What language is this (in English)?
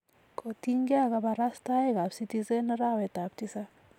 Kalenjin